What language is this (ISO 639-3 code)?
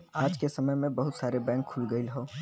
bho